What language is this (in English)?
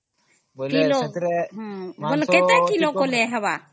Odia